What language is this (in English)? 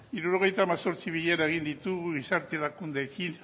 Basque